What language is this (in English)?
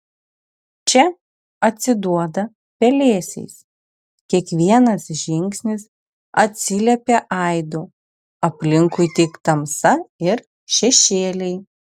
Lithuanian